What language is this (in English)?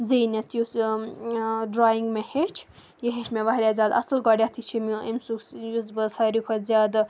Kashmiri